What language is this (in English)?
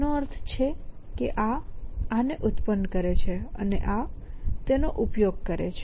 Gujarati